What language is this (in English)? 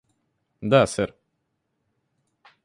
Russian